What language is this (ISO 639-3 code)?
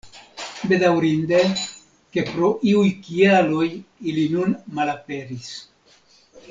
epo